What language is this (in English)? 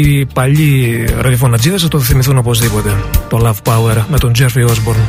Greek